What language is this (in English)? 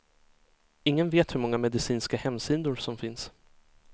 Swedish